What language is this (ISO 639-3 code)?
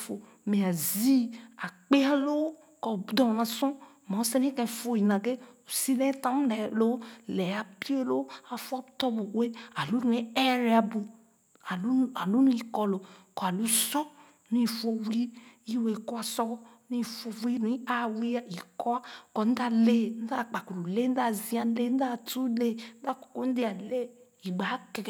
ogo